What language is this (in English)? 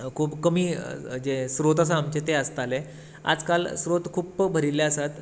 Konkani